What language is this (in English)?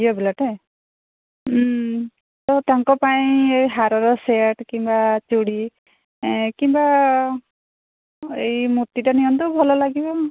Odia